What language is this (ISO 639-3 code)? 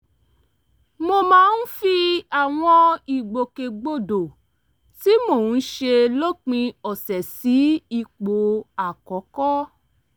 yor